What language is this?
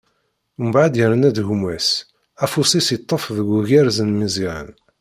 Kabyle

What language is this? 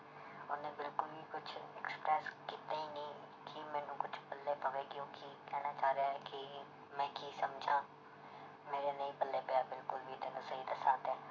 Punjabi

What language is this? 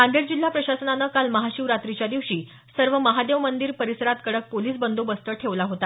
Marathi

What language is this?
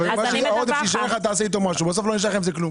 Hebrew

